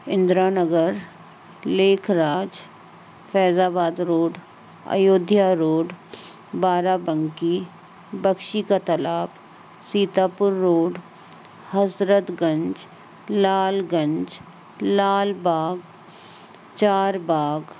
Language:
Sindhi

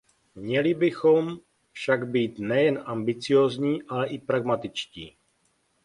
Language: Czech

